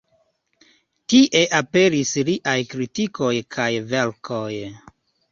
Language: Esperanto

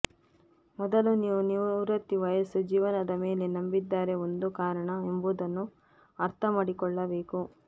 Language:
Kannada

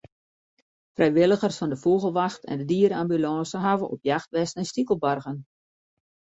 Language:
Western Frisian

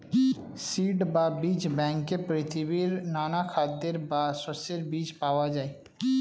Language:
Bangla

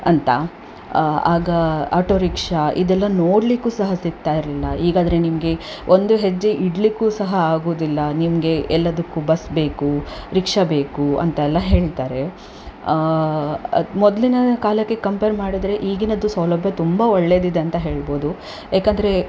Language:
Kannada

